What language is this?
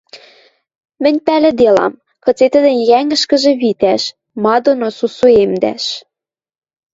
Western Mari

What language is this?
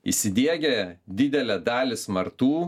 Lithuanian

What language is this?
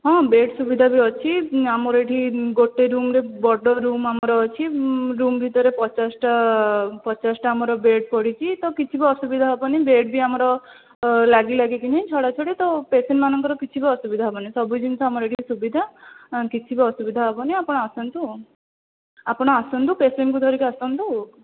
Odia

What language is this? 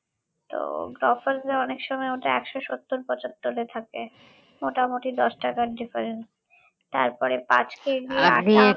Bangla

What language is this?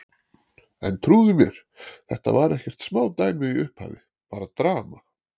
Icelandic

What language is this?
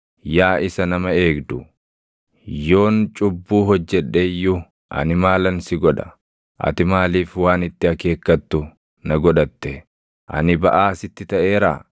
Oromo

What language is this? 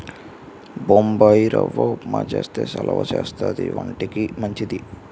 Telugu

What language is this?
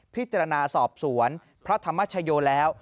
Thai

